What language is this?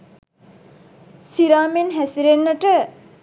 Sinhala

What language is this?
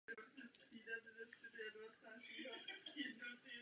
Czech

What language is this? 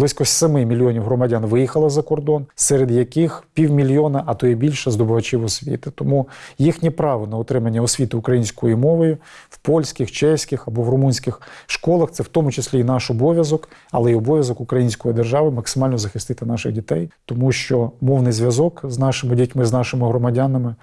Ukrainian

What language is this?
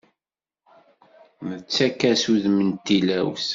Kabyle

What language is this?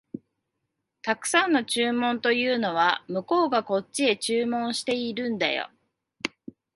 Japanese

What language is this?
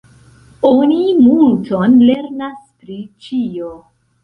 Esperanto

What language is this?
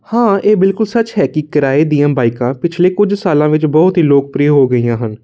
Punjabi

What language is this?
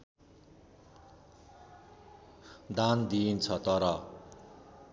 Nepali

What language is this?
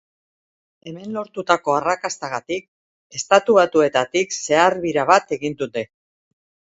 Basque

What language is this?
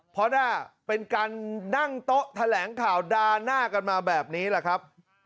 Thai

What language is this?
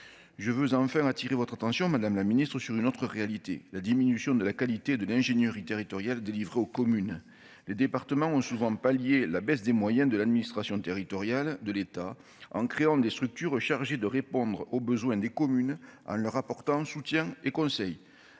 French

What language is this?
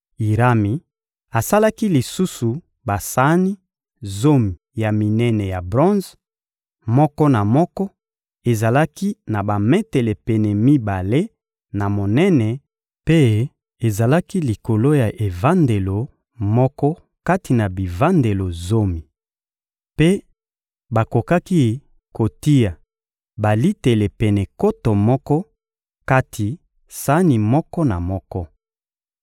Lingala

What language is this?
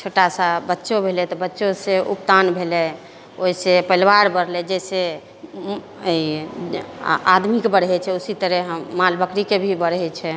Maithili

